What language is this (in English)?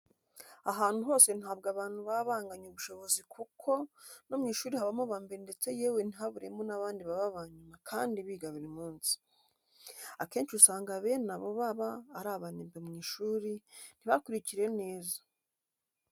Kinyarwanda